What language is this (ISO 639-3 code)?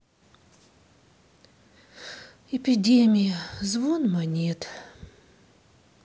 rus